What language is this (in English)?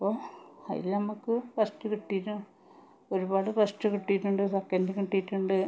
Malayalam